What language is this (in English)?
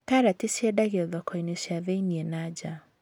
Kikuyu